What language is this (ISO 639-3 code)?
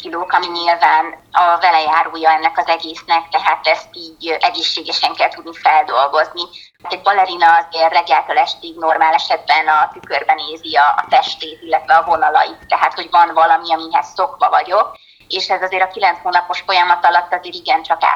hun